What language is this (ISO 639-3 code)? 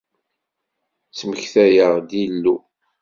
kab